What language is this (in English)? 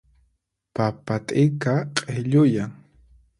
Puno Quechua